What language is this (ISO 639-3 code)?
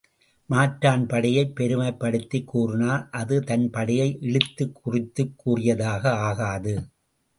tam